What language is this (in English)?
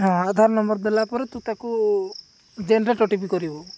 Odia